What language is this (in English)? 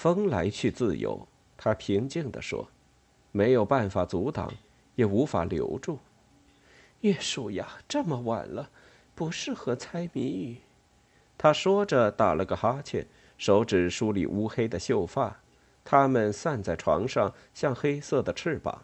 Chinese